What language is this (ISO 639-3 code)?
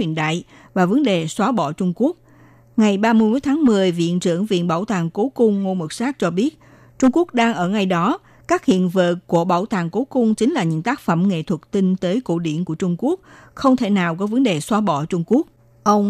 vie